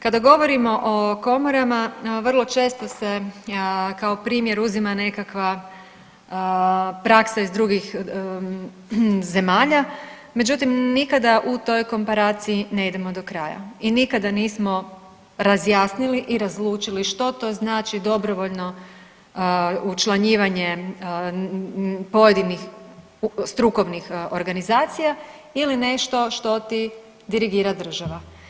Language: Croatian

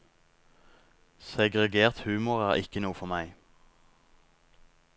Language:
Norwegian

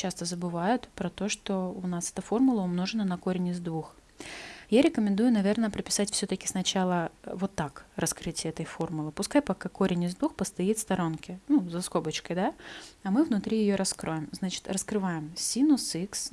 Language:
Russian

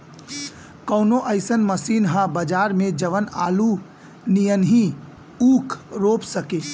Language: Bhojpuri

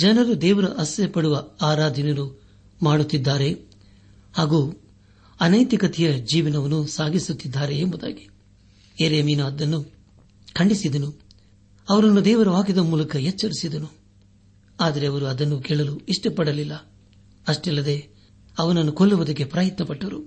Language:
Kannada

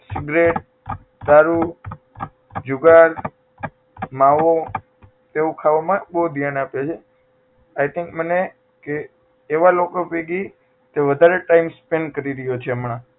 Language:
Gujarati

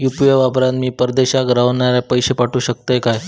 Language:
Marathi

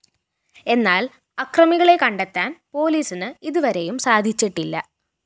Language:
Malayalam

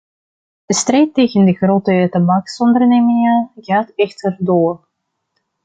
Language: Dutch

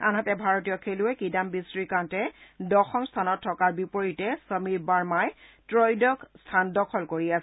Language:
Assamese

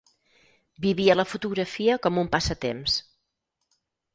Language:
Catalan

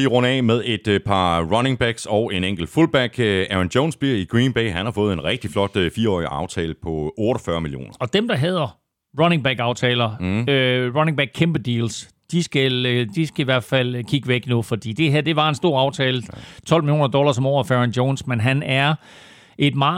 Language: Danish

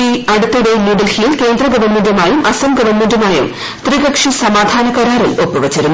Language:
Malayalam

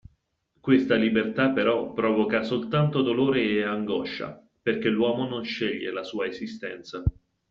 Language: Italian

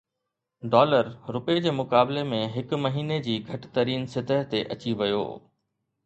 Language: Sindhi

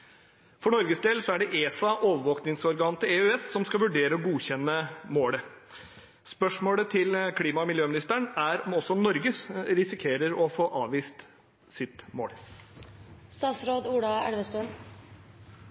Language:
Norwegian Bokmål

